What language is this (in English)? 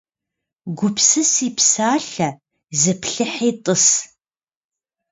Kabardian